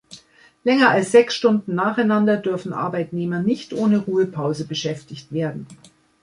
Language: German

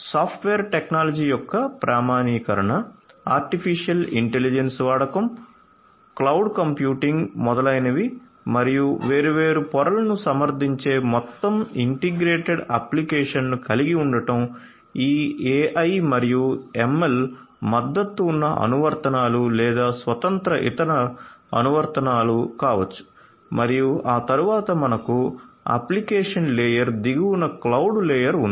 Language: Telugu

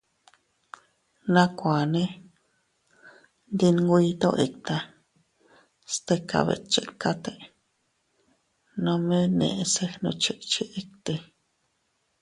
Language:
Teutila Cuicatec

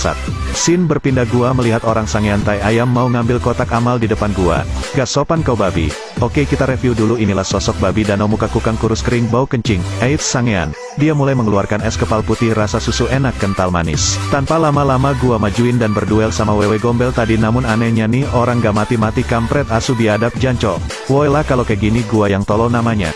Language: Indonesian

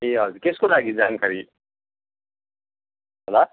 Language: Nepali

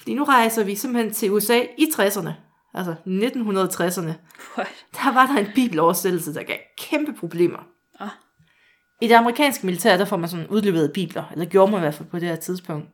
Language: Danish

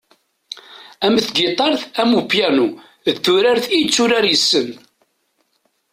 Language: Kabyle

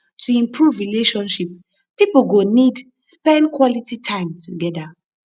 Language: Nigerian Pidgin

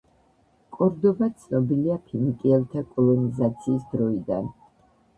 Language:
Georgian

